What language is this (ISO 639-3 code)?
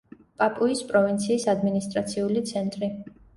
kat